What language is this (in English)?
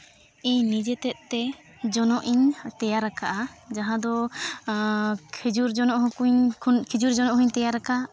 Santali